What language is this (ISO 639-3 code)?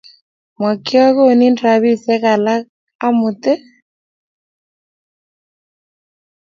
kln